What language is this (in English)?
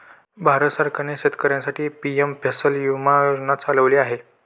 Marathi